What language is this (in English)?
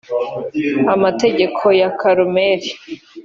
Kinyarwanda